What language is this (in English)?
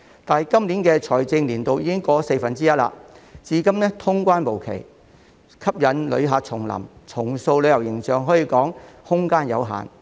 Cantonese